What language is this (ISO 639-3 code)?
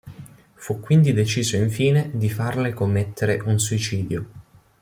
ita